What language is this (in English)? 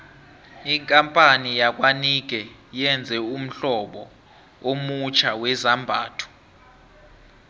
South Ndebele